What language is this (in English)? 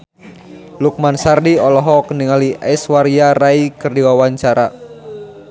Sundanese